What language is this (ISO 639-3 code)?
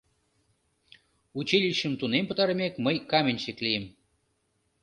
chm